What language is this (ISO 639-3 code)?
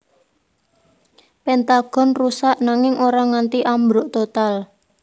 jav